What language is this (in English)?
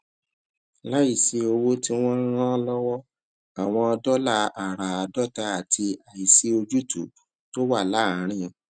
Yoruba